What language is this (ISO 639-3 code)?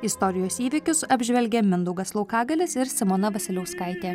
lit